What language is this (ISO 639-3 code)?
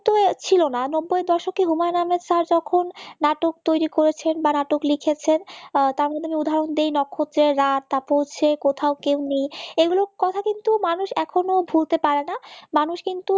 ben